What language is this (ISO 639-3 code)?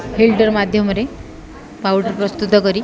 ori